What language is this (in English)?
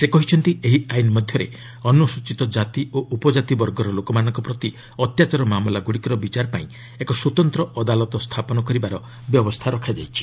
Odia